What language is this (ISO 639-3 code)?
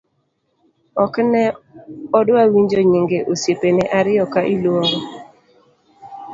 luo